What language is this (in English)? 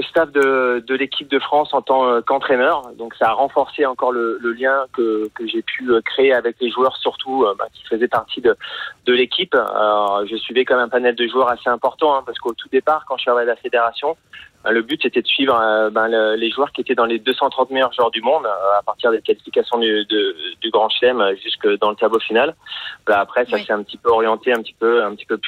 French